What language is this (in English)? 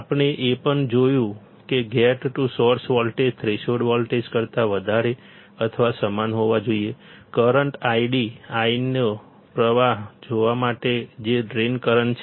Gujarati